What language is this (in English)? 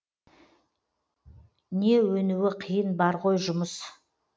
Kazakh